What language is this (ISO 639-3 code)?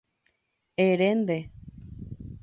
grn